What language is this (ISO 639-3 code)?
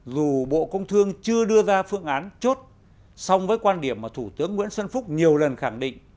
vie